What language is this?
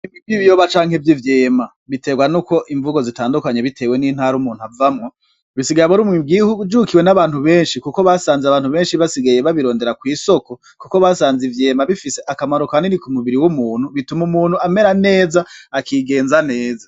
Rundi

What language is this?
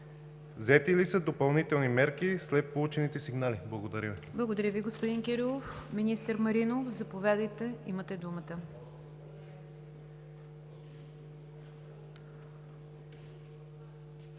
Bulgarian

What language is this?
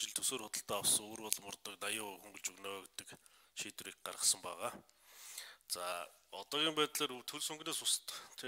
Korean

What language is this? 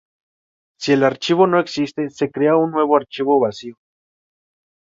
Spanish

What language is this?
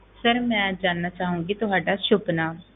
Punjabi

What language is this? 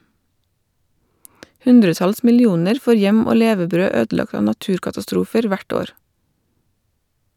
Norwegian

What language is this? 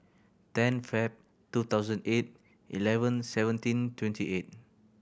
English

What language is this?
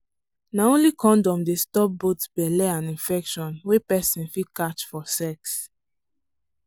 Nigerian Pidgin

